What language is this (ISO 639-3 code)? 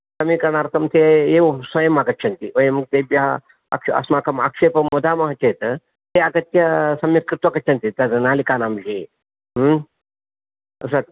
san